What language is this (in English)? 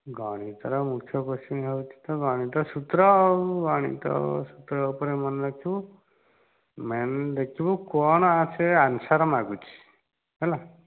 Odia